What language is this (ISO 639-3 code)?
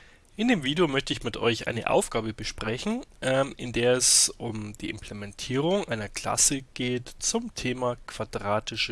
deu